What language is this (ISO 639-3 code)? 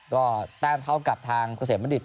tha